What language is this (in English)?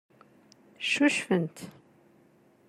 Kabyle